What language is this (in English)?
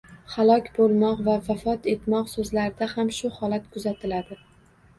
Uzbek